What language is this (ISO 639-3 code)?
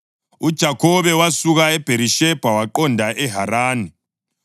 nde